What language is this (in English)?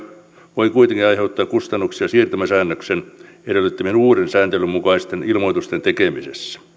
Finnish